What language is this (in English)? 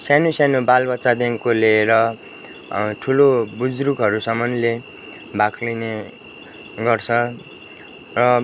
Nepali